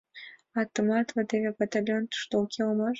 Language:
Mari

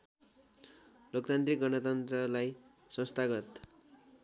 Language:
Nepali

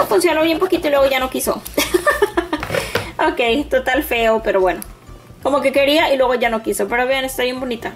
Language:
Spanish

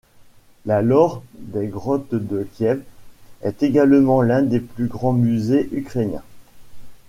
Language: French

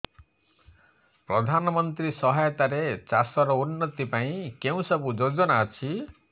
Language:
Odia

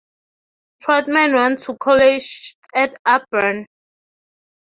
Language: English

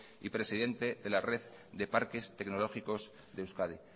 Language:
Spanish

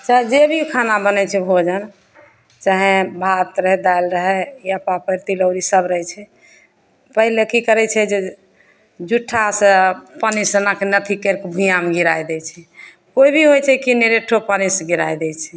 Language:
Maithili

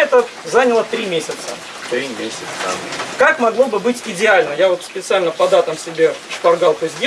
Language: Russian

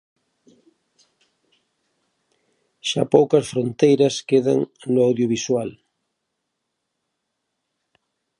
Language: Galician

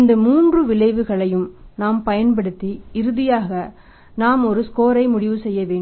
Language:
Tamil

